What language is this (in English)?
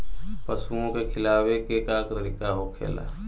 Bhojpuri